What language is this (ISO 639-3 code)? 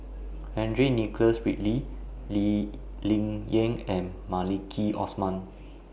eng